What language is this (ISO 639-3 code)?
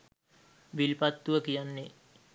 sin